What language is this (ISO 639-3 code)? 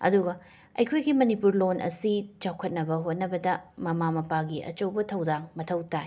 mni